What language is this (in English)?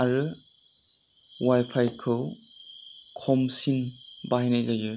Bodo